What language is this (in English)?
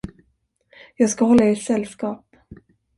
Swedish